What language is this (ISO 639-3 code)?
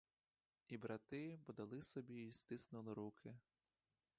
ukr